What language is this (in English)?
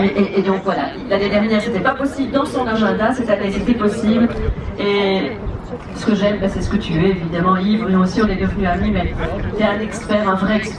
French